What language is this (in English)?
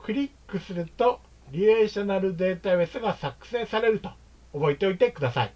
Japanese